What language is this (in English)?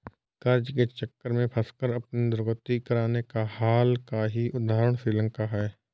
Hindi